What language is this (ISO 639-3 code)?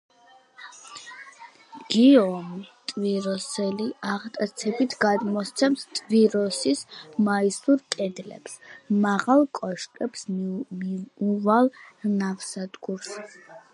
kat